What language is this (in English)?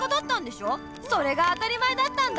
Japanese